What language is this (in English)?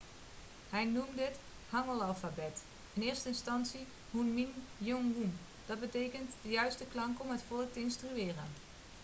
Dutch